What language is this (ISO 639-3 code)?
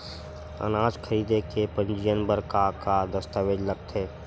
hne